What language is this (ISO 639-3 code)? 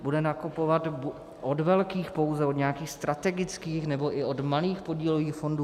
ces